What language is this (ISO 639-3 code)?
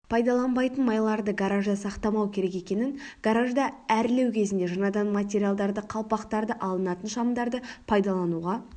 kaz